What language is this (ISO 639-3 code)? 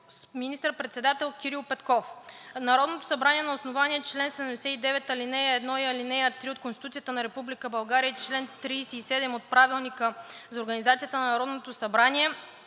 bul